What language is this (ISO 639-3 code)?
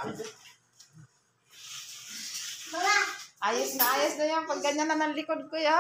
fil